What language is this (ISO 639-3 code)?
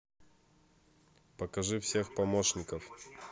rus